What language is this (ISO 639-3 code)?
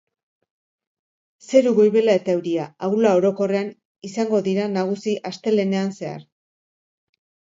eus